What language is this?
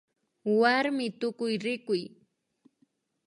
Imbabura Highland Quichua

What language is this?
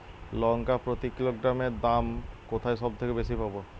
Bangla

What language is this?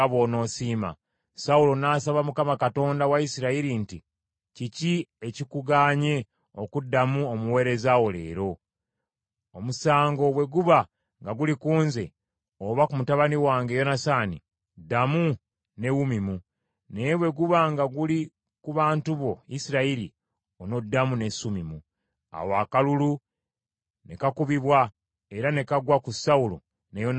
Ganda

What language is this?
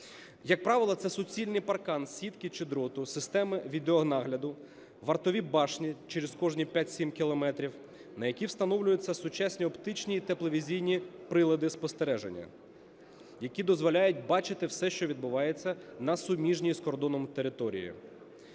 Ukrainian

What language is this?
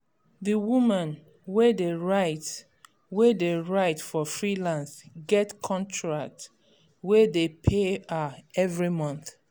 Nigerian Pidgin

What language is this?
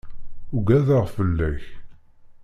Kabyle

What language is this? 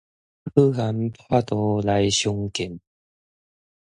Min Nan Chinese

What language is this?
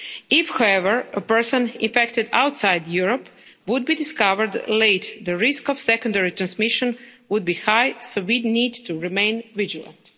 English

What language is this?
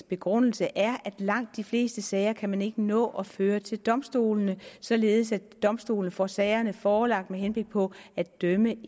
Danish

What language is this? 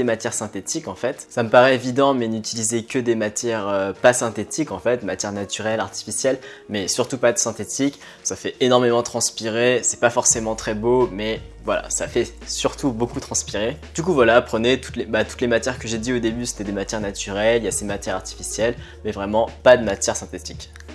French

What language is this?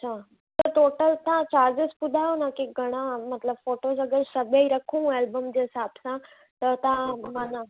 Sindhi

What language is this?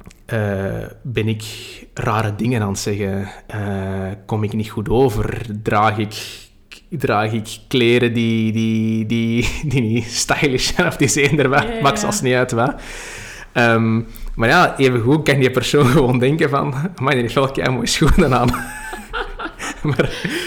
Dutch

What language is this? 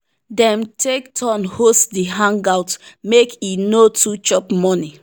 Nigerian Pidgin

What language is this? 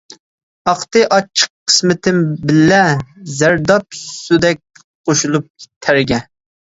Uyghur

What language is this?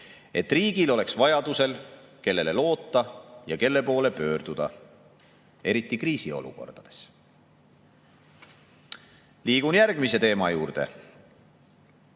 Estonian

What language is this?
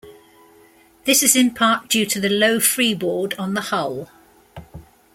English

